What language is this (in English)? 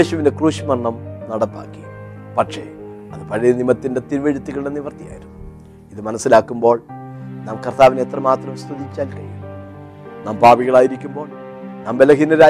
Malayalam